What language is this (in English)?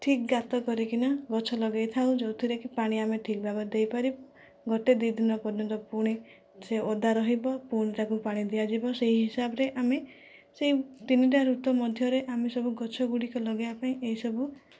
Odia